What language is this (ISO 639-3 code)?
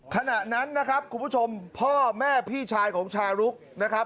tha